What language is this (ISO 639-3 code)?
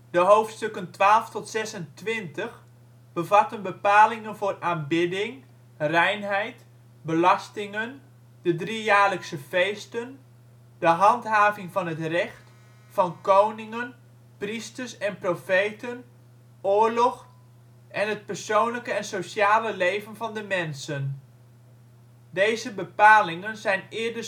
nld